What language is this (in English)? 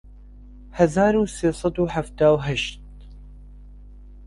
Central Kurdish